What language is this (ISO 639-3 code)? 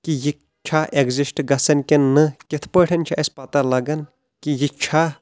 kas